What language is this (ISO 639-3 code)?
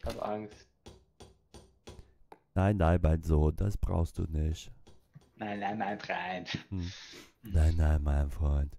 deu